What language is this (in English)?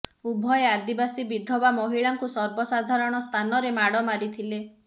Odia